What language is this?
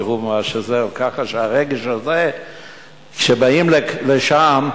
Hebrew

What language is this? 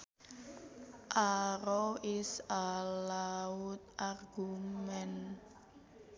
Sundanese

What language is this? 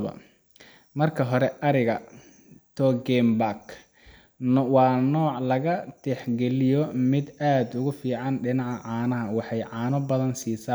Somali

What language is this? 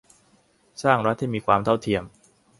Thai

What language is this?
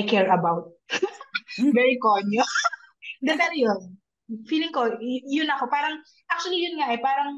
Filipino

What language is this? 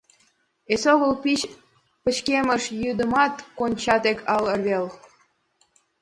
Mari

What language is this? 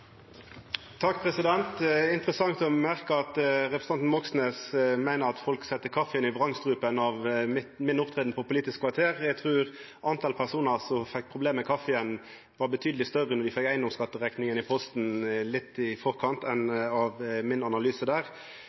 Norwegian Nynorsk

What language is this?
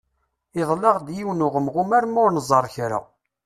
Kabyle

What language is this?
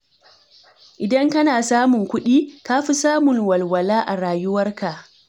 Hausa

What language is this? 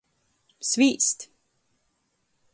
Latgalian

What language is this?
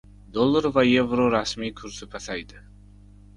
Uzbek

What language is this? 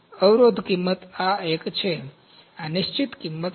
Gujarati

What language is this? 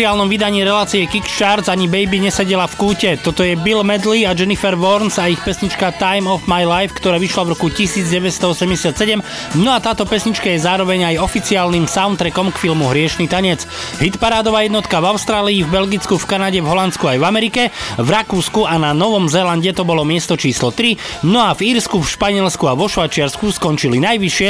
Slovak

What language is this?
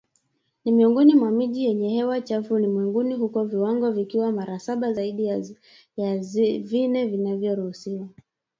Swahili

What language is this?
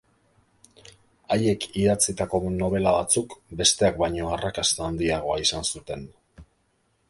Basque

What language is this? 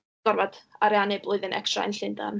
Welsh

